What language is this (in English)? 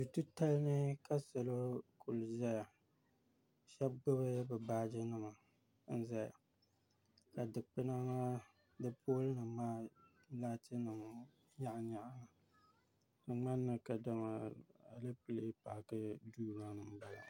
Dagbani